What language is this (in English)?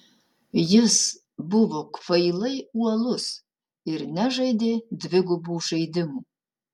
Lithuanian